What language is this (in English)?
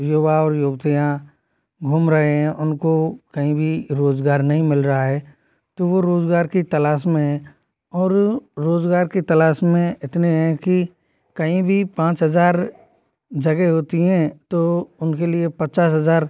Hindi